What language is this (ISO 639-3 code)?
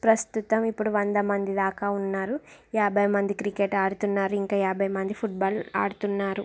tel